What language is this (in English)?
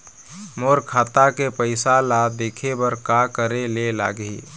Chhattisgarhi